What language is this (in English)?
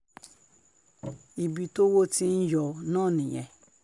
Yoruba